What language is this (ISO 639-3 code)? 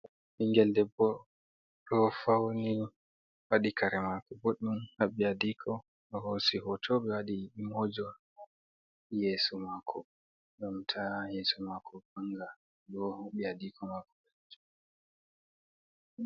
ful